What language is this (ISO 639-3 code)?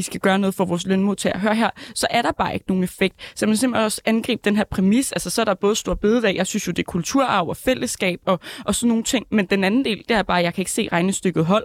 dan